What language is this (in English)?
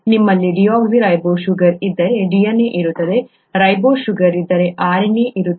Kannada